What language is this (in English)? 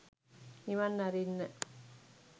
Sinhala